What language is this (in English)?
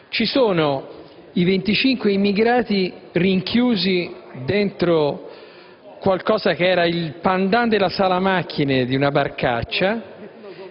Italian